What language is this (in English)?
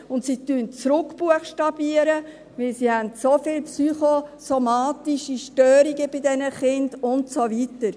Swiss German